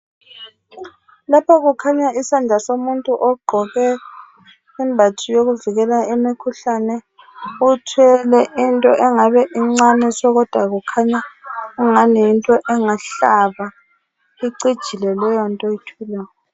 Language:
North Ndebele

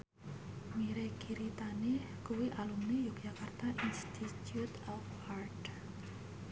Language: Javanese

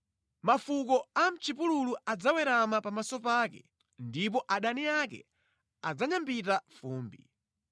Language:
Nyanja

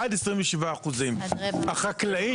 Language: Hebrew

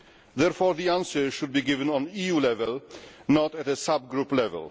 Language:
English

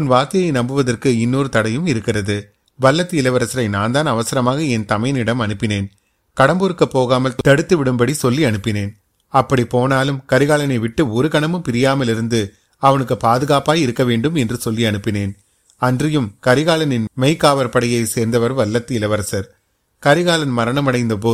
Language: Tamil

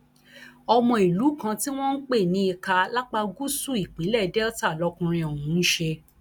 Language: Yoruba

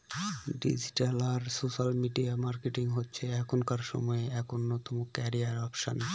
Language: Bangla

